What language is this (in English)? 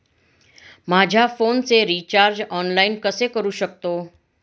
Marathi